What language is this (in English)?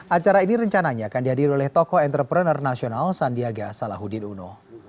Indonesian